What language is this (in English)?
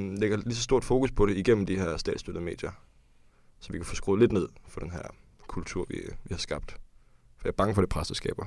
Danish